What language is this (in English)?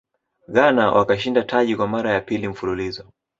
Swahili